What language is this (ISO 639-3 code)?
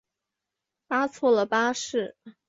zho